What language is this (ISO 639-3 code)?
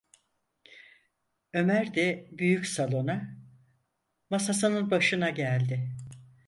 tur